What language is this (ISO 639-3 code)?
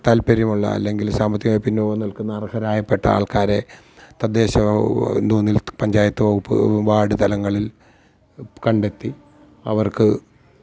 mal